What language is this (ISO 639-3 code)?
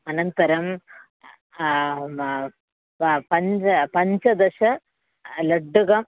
san